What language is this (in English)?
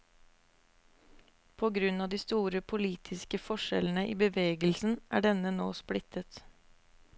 Norwegian